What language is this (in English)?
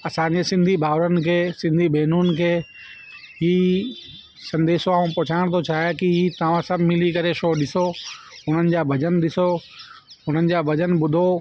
Sindhi